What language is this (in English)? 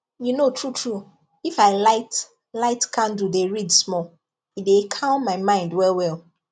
Nigerian Pidgin